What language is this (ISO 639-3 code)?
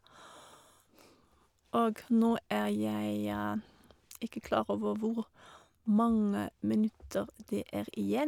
nor